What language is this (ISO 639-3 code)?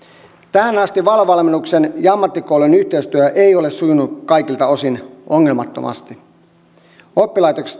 fin